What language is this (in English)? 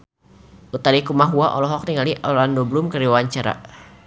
Sundanese